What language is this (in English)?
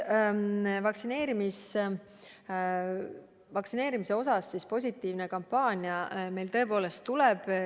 Estonian